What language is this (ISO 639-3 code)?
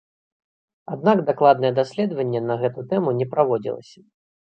bel